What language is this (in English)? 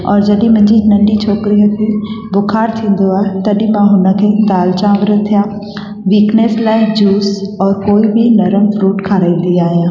Sindhi